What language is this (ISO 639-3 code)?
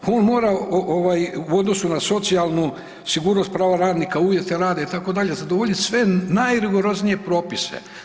hrv